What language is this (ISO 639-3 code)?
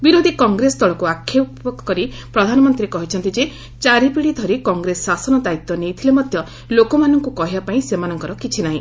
ori